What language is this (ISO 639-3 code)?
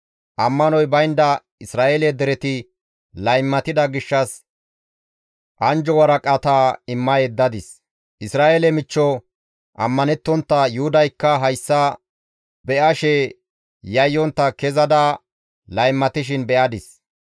gmv